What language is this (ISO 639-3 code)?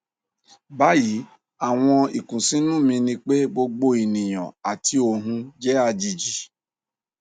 yor